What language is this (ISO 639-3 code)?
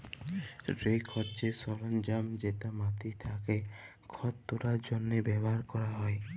ben